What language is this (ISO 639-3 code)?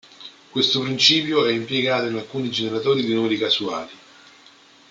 ita